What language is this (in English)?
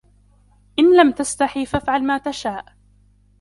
Arabic